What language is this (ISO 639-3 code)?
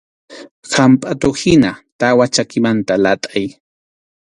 qxu